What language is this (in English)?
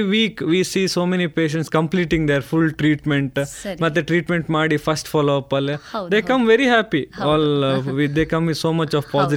Kannada